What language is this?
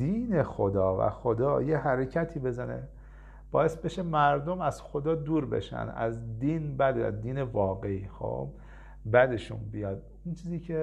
Persian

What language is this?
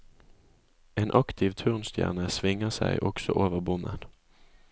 Norwegian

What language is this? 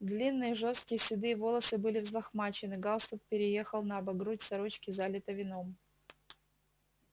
Russian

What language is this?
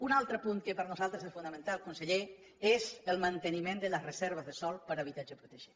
Catalan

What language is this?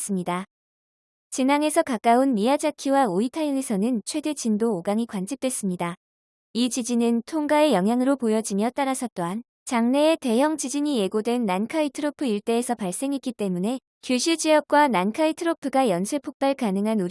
Korean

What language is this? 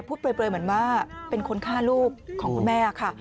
Thai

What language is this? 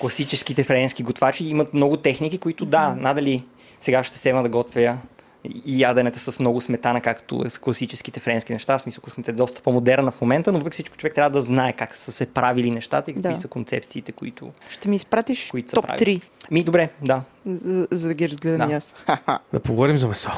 Bulgarian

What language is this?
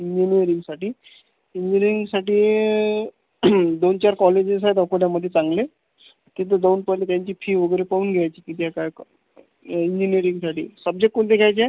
Marathi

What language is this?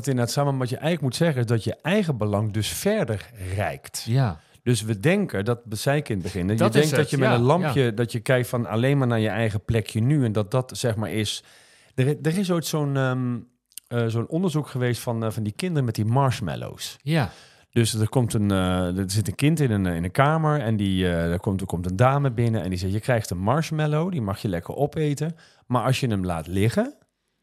Dutch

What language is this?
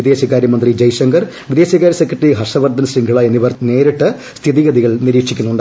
Malayalam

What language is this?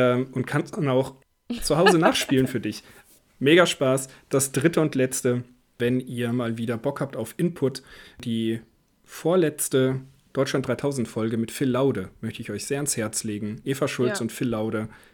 German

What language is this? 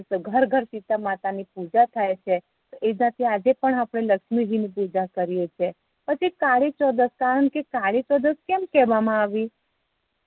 Gujarati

